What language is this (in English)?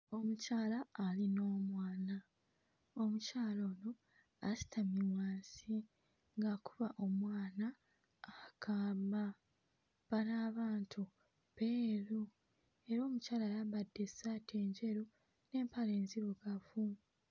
Ganda